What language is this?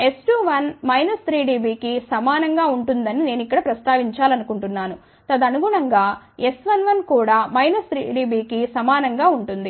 Telugu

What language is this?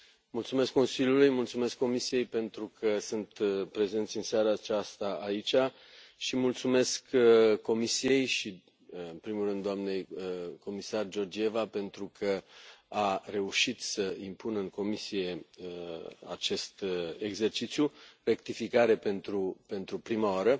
Romanian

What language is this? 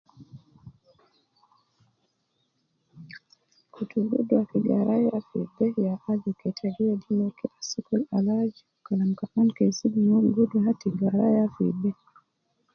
Nubi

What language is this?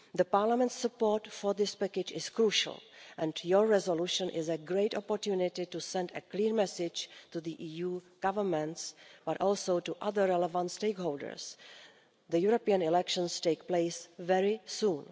English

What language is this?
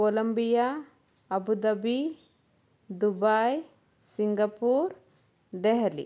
Kannada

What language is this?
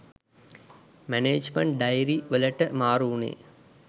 Sinhala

